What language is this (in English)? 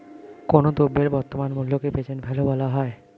Bangla